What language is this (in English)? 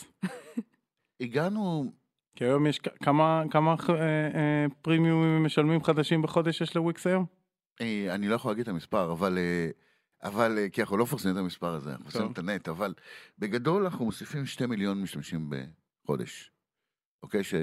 Hebrew